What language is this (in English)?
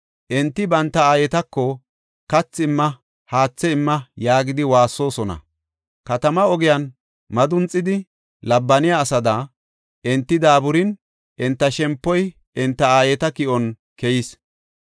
Gofa